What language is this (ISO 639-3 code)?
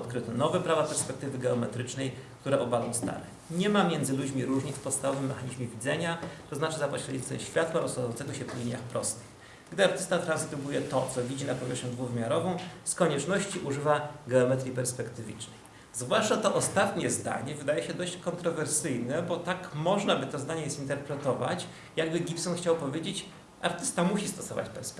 pol